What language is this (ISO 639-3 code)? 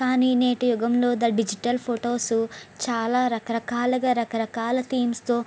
tel